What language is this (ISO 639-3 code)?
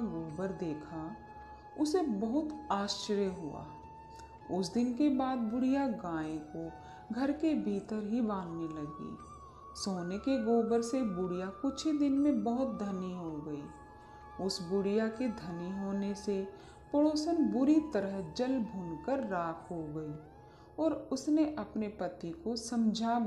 hin